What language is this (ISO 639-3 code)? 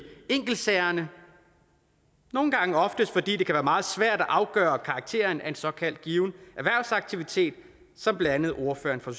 dan